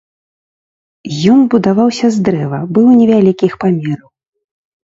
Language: Belarusian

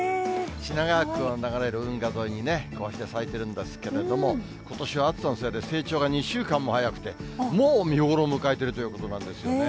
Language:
Japanese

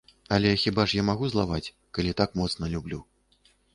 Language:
Belarusian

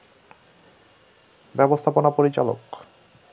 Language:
Bangla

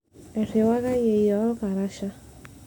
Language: Masai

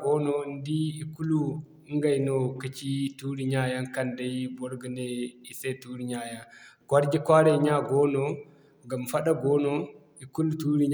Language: Zarma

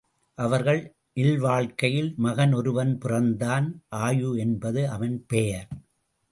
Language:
Tamil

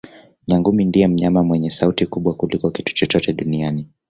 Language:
Swahili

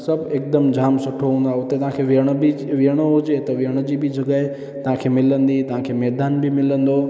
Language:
Sindhi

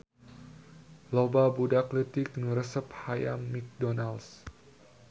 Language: Sundanese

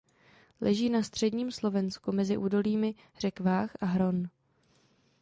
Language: Czech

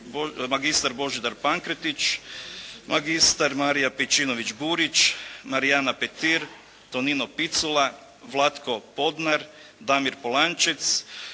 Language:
Croatian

